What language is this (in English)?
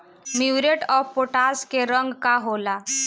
Bhojpuri